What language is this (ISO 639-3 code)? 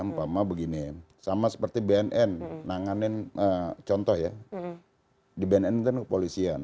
ind